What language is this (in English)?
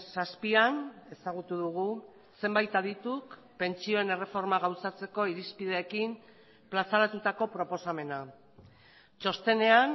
Basque